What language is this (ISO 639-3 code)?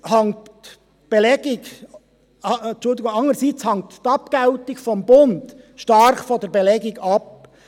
gsw